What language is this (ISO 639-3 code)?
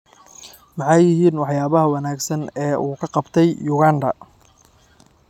som